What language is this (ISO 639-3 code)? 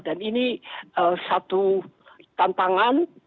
ind